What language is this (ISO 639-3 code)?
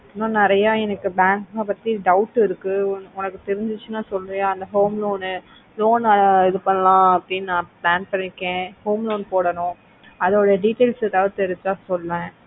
tam